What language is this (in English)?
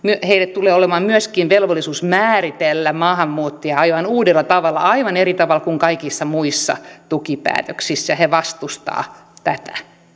Finnish